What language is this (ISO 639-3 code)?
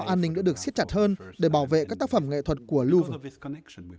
vie